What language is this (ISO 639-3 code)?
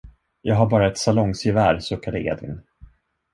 swe